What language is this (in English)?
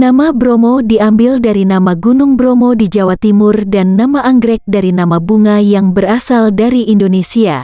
Indonesian